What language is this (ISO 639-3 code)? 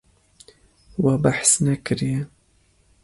kur